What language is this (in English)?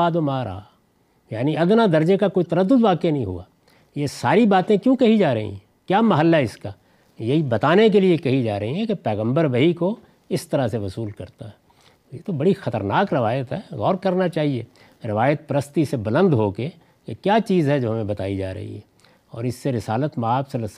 Urdu